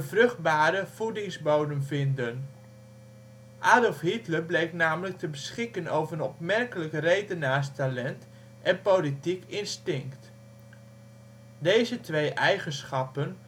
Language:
Dutch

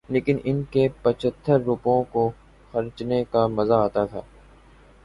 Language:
Urdu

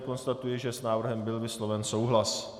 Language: Czech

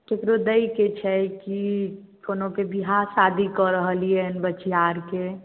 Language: Maithili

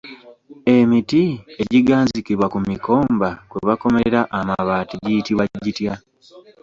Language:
Ganda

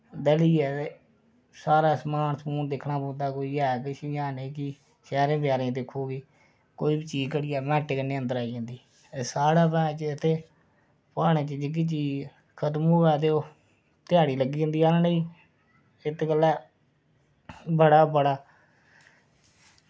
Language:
Dogri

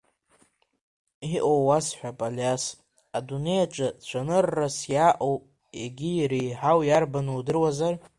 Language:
Abkhazian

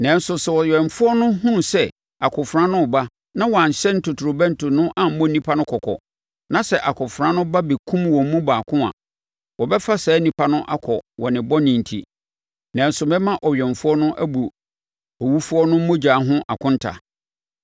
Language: Akan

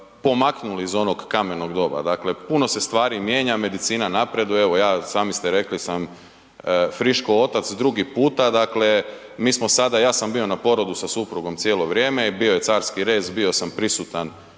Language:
Croatian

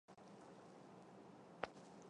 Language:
Chinese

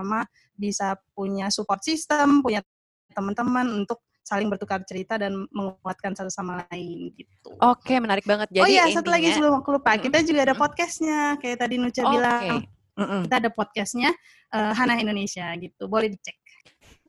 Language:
Indonesian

